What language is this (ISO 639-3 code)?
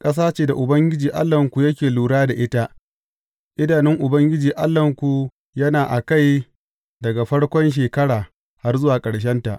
hau